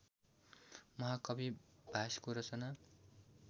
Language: Nepali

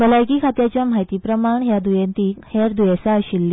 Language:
Konkani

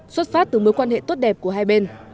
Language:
Vietnamese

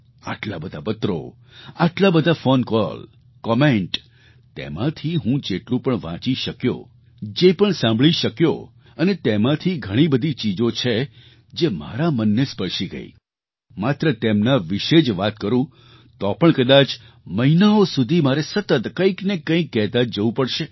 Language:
Gujarati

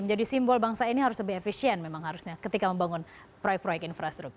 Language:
Indonesian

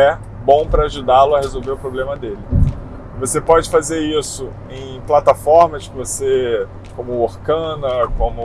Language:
Portuguese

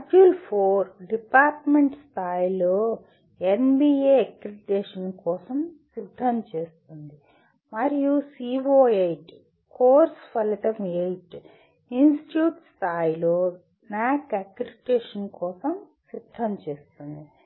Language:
Telugu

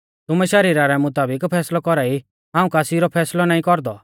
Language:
Mahasu Pahari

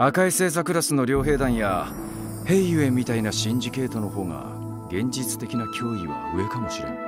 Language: Japanese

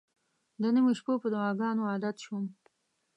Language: Pashto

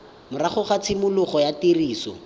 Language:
Tswana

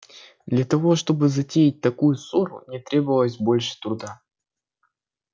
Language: Russian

